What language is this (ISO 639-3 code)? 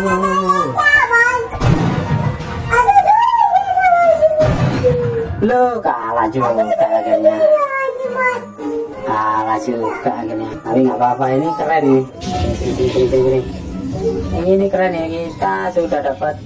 ind